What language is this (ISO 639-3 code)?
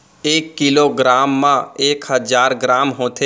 hne